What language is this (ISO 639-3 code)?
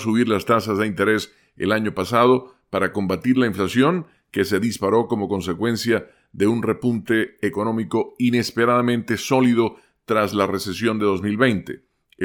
spa